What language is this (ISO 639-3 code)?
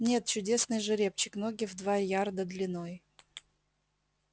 rus